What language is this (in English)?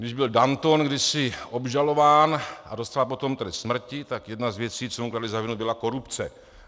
Czech